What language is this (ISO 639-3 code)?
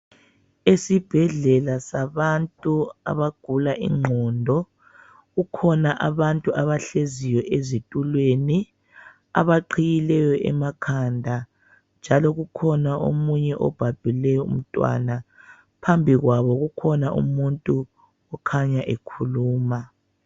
nde